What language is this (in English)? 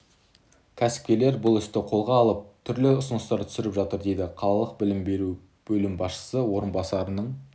Kazakh